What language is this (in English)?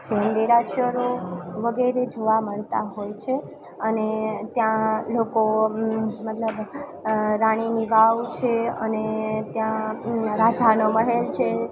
Gujarati